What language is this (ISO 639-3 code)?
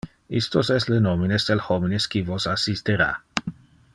ina